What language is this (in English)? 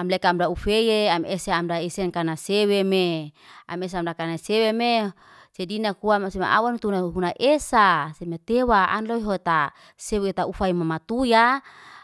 Liana-Seti